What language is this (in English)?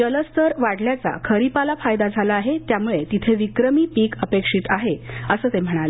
Marathi